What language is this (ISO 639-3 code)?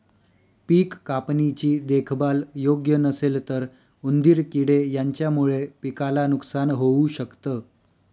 mar